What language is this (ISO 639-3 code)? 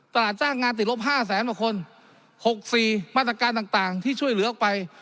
tha